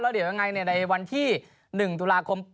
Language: Thai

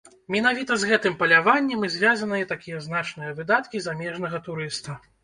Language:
Belarusian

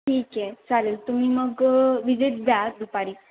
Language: Marathi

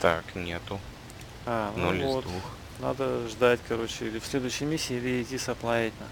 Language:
Russian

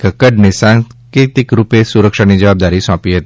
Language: Gujarati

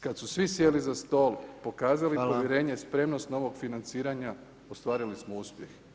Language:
Croatian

